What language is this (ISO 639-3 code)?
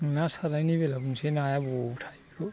brx